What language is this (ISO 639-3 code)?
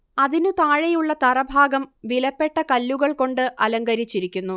mal